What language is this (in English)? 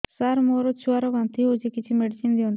Odia